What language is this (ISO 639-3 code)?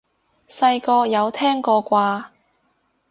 yue